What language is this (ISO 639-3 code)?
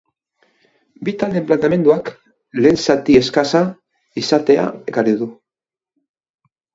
eus